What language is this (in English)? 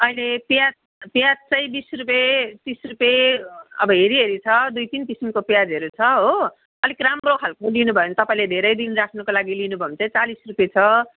Nepali